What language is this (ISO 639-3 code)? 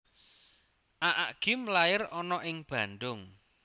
jav